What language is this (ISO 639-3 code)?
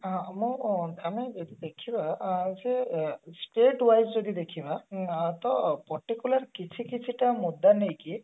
ori